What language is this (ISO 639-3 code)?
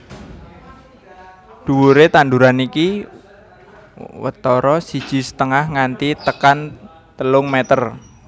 jav